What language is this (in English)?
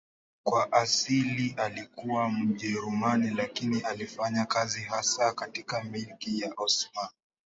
Swahili